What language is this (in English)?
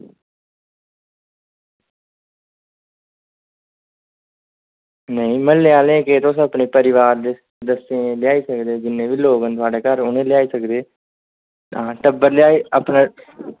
Dogri